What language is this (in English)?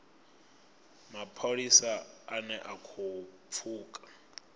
Venda